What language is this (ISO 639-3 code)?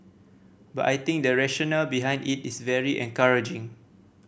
eng